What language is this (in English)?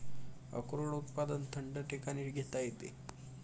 Marathi